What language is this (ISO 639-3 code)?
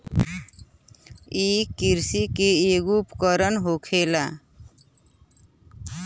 bho